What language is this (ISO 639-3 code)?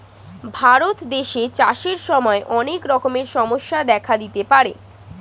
ben